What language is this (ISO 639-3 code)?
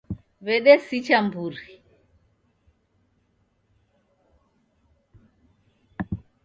dav